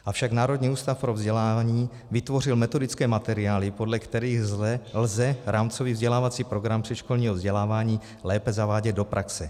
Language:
Czech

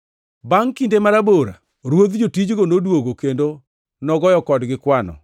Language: Luo (Kenya and Tanzania)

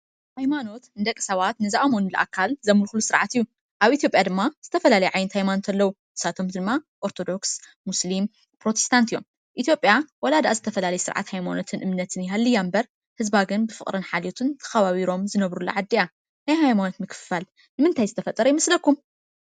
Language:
Tigrinya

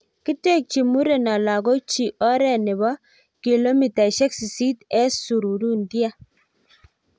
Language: Kalenjin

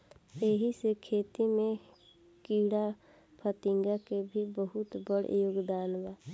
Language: Bhojpuri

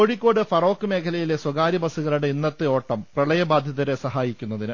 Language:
Malayalam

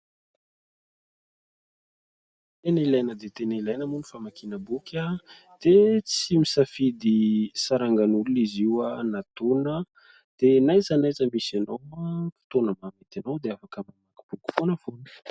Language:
Malagasy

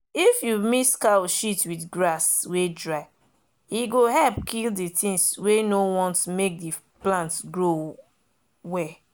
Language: Nigerian Pidgin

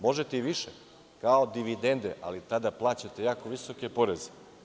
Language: Serbian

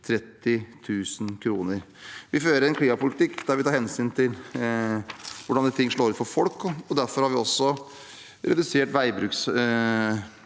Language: Norwegian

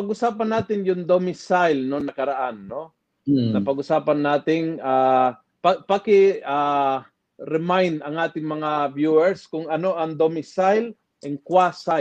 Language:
Filipino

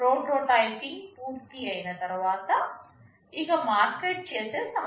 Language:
Telugu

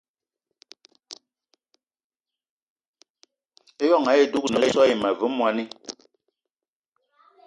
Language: Eton (Cameroon)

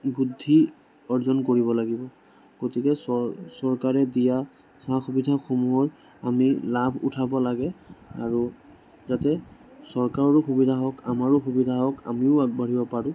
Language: Assamese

